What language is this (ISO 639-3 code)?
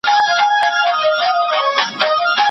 pus